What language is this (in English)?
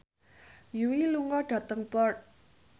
Javanese